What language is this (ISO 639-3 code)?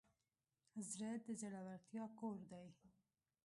pus